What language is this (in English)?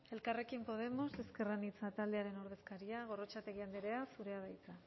Basque